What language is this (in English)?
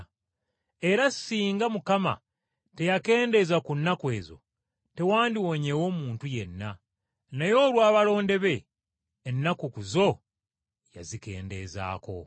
Ganda